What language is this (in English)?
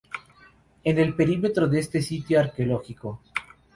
Spanish